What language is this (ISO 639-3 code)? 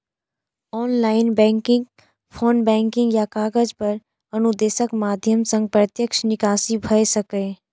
mai